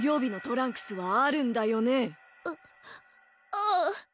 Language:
Japanese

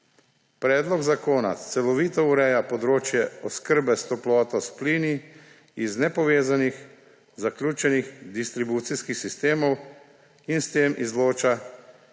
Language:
Slovenian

